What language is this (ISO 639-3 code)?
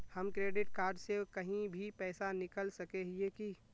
mag